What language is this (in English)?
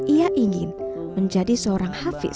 Indonesian